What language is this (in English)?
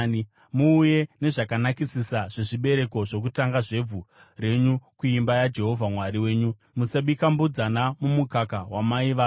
Shona